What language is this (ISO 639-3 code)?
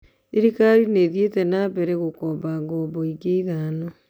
kik